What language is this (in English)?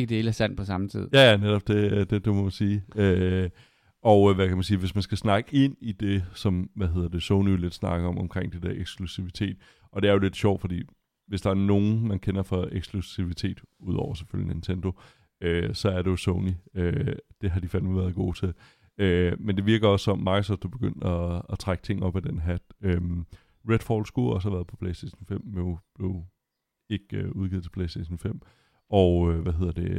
Danish